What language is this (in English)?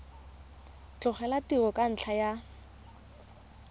Tswana